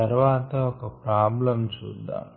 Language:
Telugu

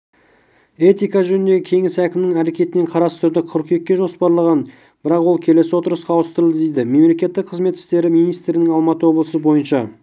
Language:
Kazakh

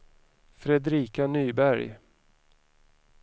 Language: Swedish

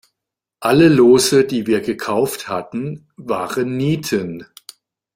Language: German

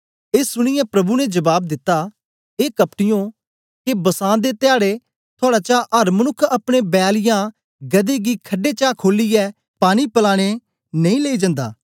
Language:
Dogri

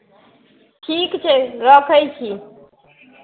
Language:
Maithili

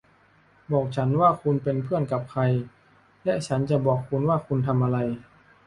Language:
Thai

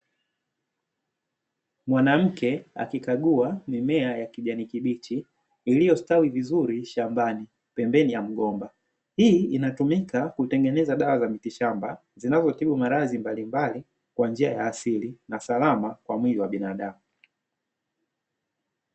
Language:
Swahili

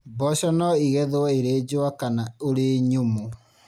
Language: Kikuyu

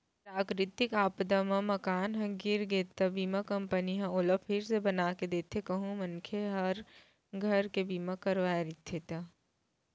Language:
Chhattisgarhi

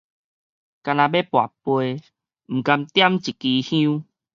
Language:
Min Nan Chinese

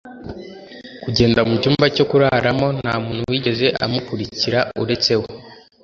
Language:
Kinyarwanda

